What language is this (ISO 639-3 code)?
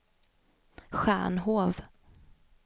swe